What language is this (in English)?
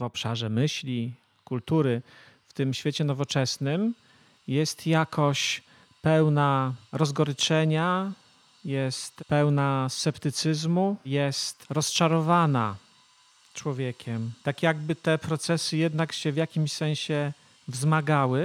Polish